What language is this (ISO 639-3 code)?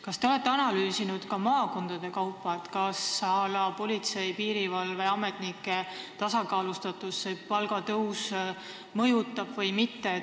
est